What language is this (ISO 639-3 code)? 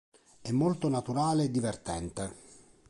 ita